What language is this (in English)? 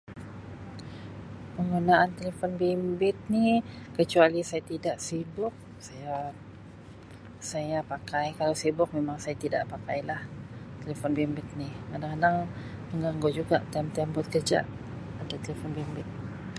Sabah Malay